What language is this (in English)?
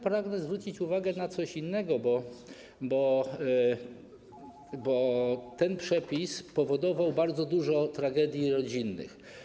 Polish